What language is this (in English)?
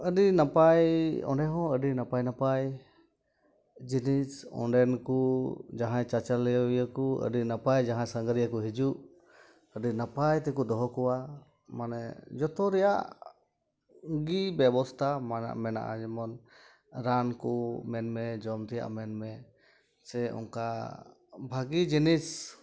Santali